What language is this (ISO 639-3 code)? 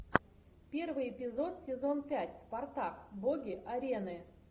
rus